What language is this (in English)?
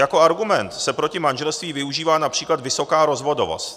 Czech